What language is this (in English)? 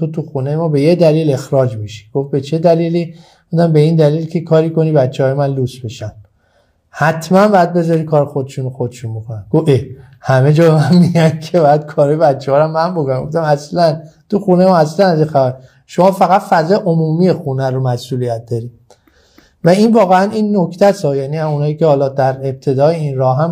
Persian